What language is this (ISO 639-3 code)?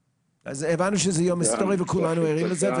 heb